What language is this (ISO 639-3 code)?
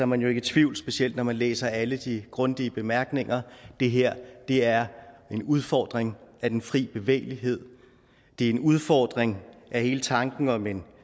dan